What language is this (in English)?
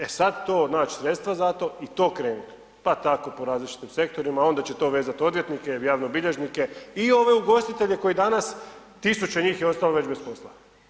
Croatian